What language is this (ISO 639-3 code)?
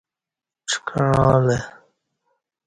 bsh